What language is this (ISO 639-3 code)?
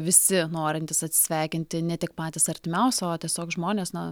lit